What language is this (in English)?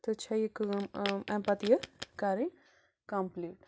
Kashmiri